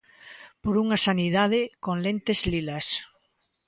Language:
Galician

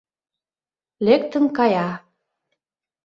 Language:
Mari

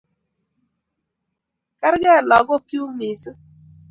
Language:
Kalenjin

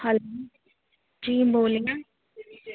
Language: Urdu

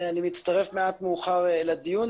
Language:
Hebrew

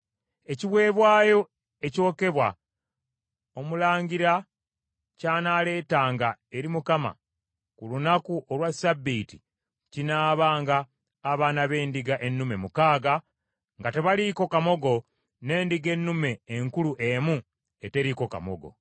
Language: Ganda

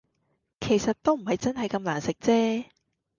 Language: Cantonese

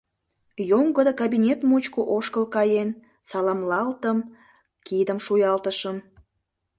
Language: Mari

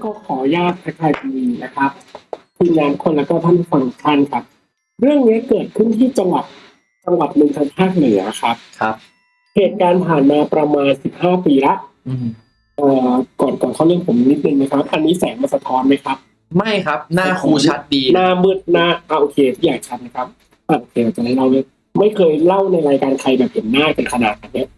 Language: Thai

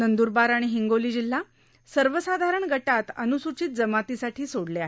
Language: Marathi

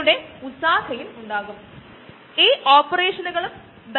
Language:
Malayalam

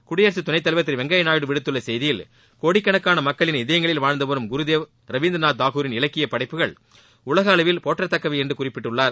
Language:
Tamil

